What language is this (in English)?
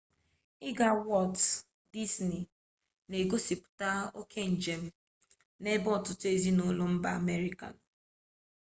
Igbo